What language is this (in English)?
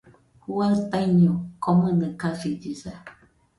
Nüpode Huitoto